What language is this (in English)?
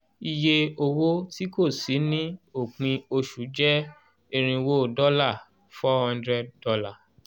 Yoruba